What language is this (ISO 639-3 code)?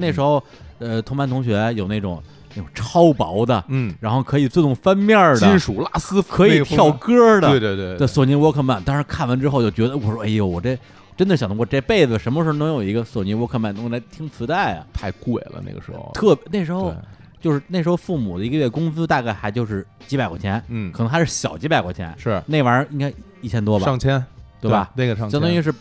zho